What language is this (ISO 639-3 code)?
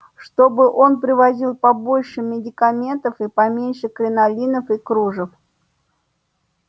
rus